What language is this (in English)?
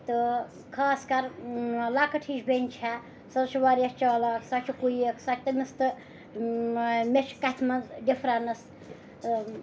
Kashmiri